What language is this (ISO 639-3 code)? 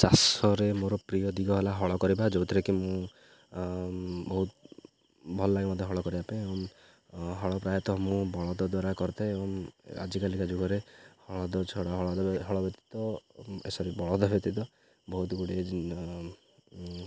ori